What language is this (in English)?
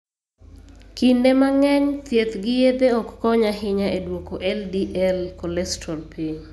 Luo (Kenya and Tanzania)